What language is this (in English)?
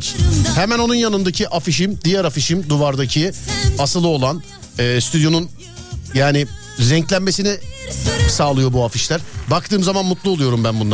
Turkish